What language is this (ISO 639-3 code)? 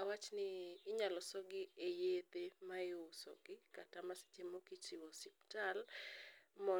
luo